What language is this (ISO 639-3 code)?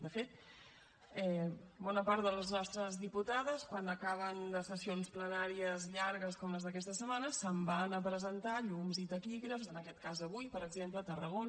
cat